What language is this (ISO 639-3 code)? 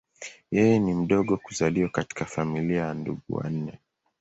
swa